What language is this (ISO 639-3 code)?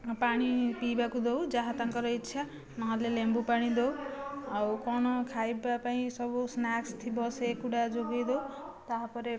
ori